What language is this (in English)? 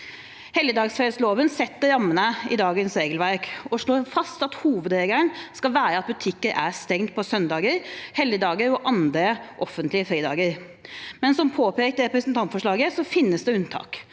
Norwegian